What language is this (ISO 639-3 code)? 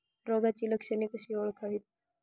mar